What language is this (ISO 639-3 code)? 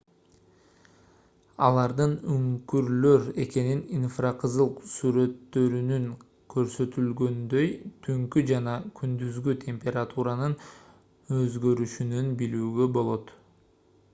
kir